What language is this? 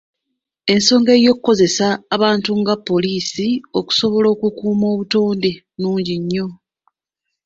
Ganda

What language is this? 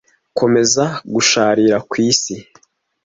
Kinyarwanda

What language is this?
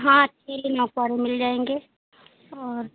Hindi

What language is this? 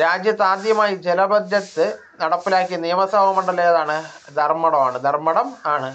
Malayalam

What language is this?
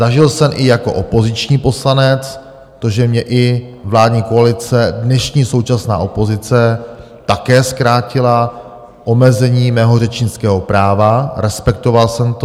Czech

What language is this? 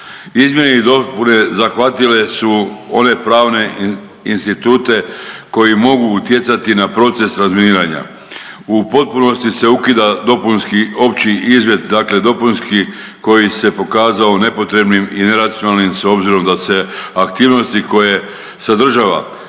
Croatian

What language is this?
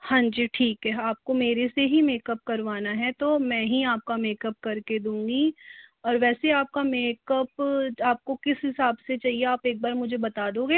Hindi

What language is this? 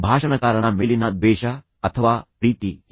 Kannada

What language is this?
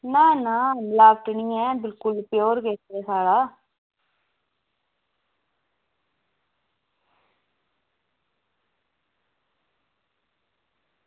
Dogri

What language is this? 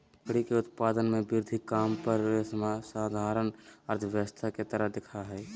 Magahi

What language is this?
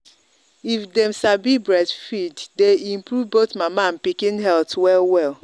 Nigerian Pidgin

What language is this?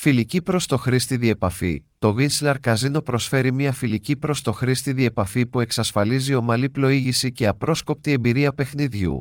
Greek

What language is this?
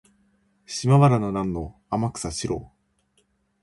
Japanese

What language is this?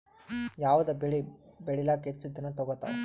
Kannada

